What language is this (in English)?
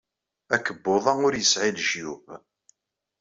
Kabyle